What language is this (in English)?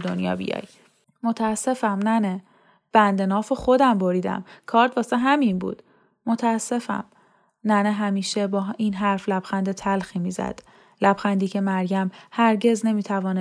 Persian